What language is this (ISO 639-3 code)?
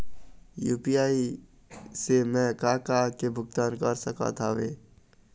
hne